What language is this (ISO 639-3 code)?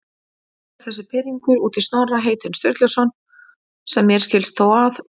isl